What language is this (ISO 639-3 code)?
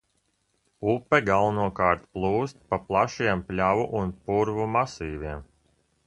lav